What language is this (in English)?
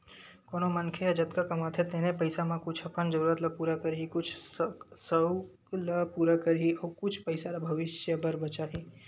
Chhattisgarhi